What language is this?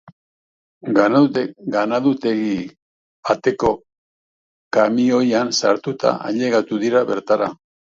Basque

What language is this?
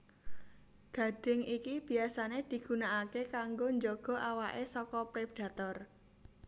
Javanese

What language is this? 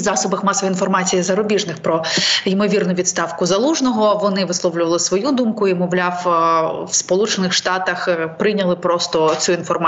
Ukrainian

